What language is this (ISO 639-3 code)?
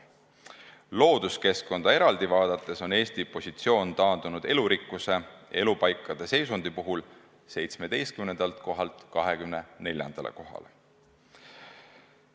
est